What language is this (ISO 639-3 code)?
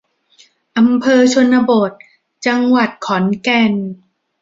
tha